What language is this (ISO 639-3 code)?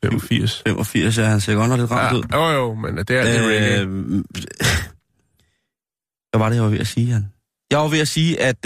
dan